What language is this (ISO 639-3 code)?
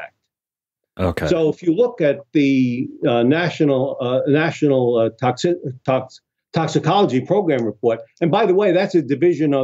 eng